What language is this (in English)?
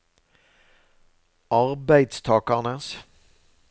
Norwegian